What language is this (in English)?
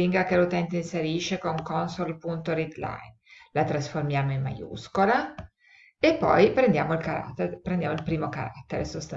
Italian